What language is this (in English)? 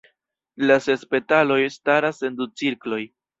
Esperanto